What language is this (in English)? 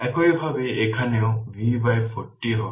Bangla